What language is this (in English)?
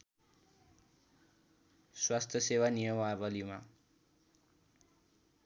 Nepali